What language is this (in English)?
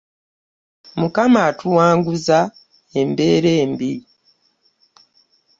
Ganda